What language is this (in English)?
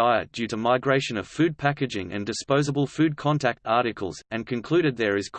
English